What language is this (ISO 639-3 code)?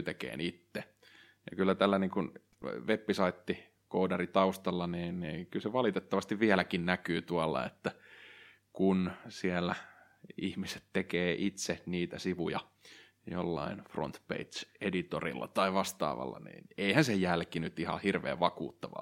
fin